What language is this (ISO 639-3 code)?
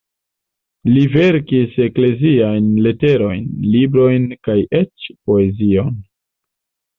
epo